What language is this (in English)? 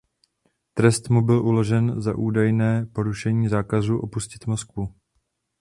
Czech